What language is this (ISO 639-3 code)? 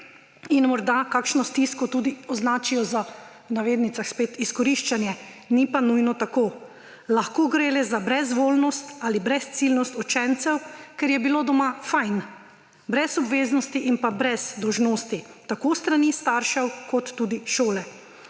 slv